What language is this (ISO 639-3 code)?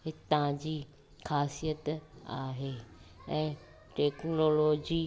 snd